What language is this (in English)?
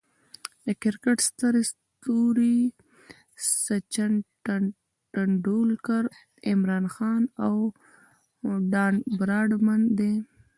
Pashto